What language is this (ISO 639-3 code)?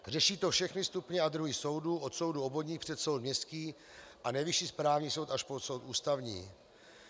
ces